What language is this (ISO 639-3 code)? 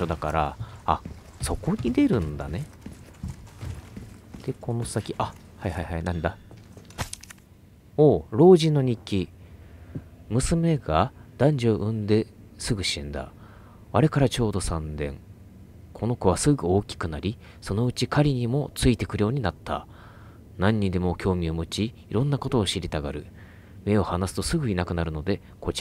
jpn